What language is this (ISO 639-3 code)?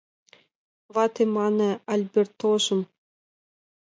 chm